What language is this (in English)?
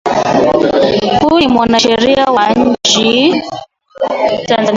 Swahili